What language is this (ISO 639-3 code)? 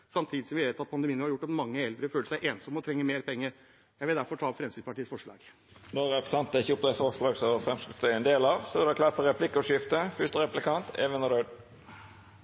nor